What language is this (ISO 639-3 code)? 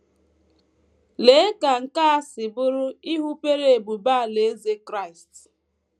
ibo